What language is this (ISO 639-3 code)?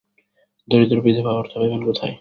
ben